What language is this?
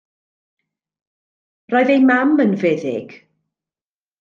Welsh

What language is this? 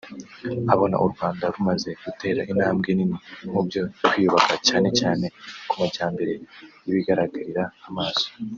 Kinyarwanda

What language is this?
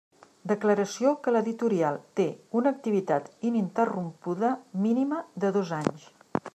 Catalan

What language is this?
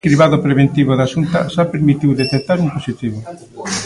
Galician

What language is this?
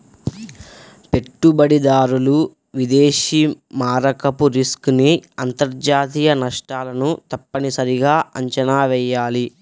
Telugu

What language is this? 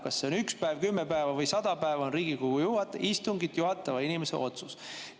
Estonian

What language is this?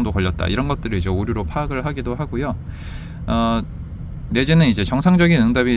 Korean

